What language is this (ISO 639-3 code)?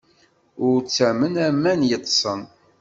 kab